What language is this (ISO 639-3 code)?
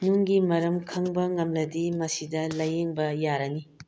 mni